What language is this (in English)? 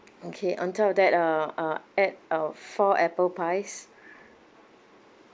English